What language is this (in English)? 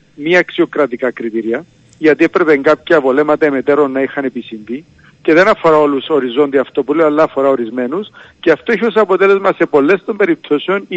Greek